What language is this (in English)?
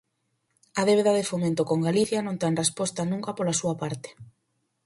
Galician